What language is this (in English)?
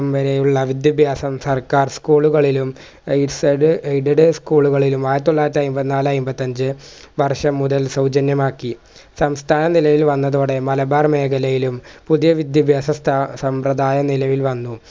Malayalam